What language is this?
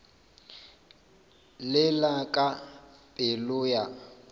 Northern Sotho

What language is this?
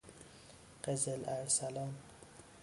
Persian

